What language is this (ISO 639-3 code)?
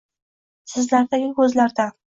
uzb